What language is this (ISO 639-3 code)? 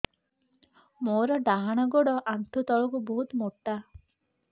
ori